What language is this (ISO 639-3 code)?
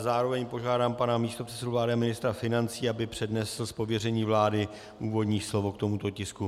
ces